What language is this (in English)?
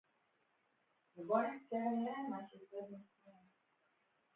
Hebrew